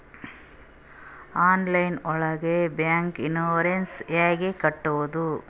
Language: Kannada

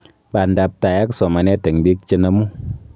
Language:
Kalenjin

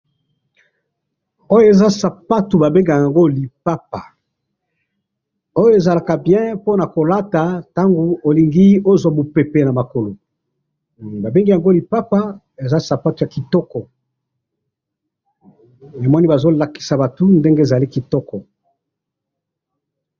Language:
Lingala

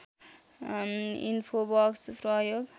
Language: Nepali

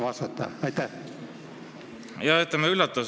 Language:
Estonian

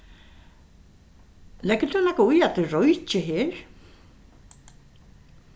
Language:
Faroese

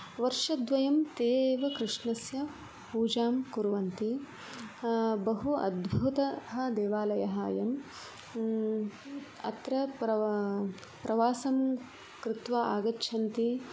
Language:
Sanskrit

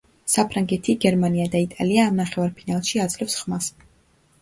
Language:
Georgian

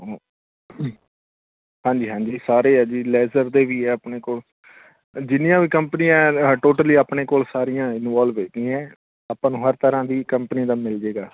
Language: Punjabi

